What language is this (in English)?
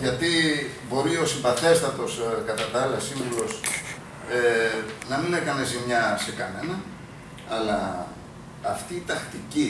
Greek